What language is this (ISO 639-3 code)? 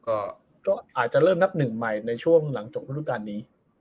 tha